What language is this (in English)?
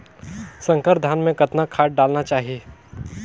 Chhattisgarhi